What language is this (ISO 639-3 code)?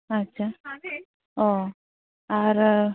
sat